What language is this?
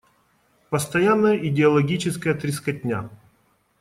Russian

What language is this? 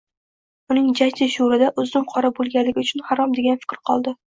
Uzbek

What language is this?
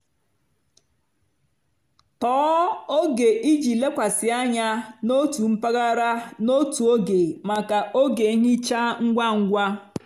Igbo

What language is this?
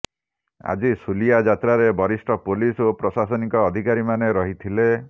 Odia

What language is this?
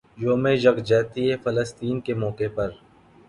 Urdu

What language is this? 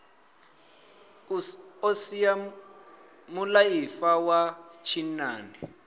Venda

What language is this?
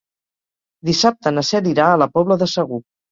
Catalan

